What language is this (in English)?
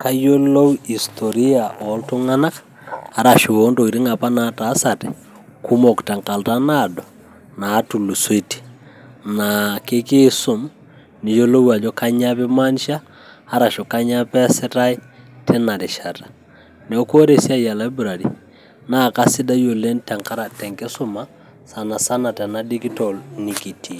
Masai